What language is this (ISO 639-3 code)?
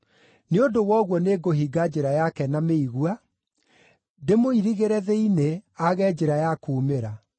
kik